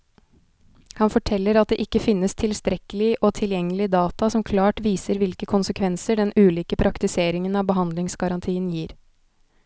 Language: Norwegian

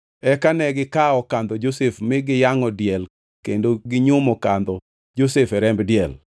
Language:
Luo (Kenya and Tanzania)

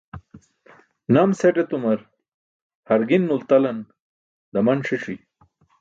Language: Burushaski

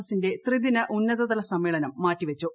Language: Malayalam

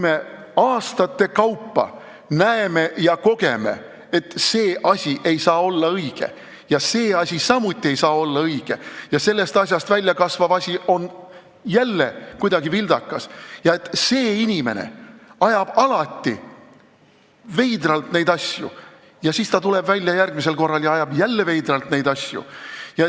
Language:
Estonian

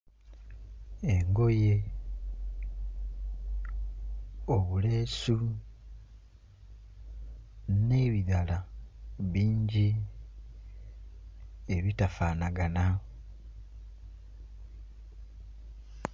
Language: Ganda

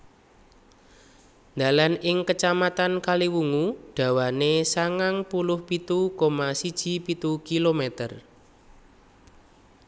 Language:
Javanese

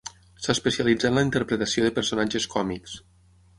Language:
Catalan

